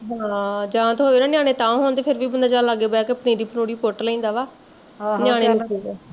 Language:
Punjabi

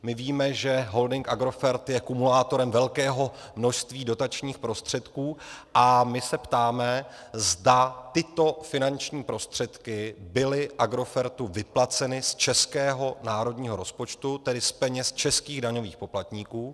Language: Czech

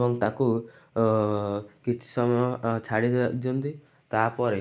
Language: Odia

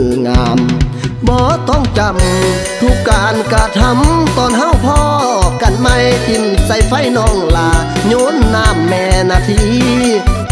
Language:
Thai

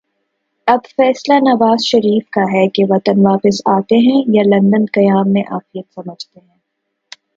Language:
Urdu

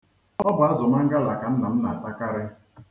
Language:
Igbo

